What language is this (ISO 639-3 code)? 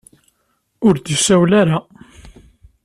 kab